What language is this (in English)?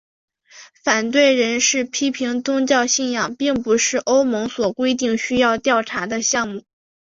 Chinese